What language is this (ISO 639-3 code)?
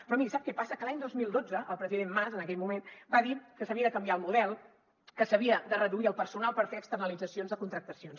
cat